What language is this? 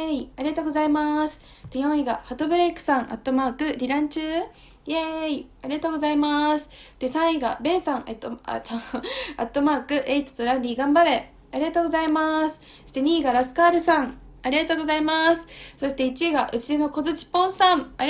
Japanese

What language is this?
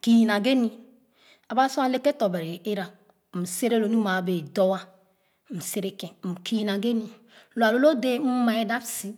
Khana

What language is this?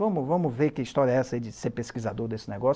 Portuguese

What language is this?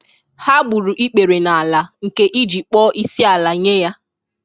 Igbo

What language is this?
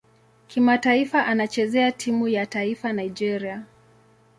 Swahili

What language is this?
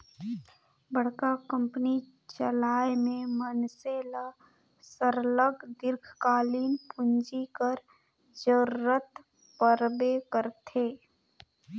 Chhattisgarhi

